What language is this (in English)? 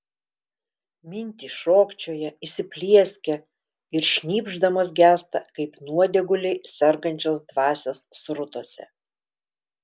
Lithuanian